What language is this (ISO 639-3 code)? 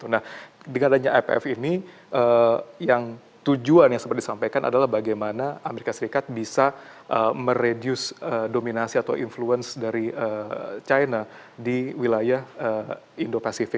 ind